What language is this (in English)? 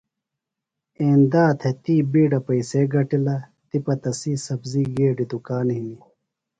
Phalura